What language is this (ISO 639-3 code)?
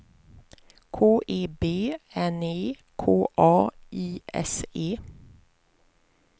swe